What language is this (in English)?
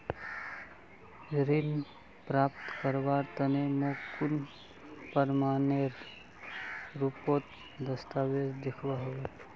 Magahi